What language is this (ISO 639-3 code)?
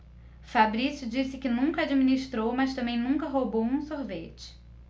por